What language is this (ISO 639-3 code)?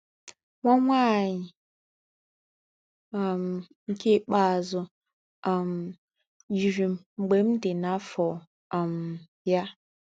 ibo